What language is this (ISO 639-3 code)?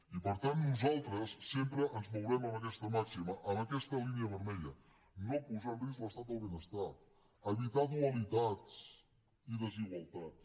cat